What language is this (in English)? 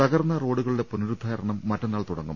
Malayalam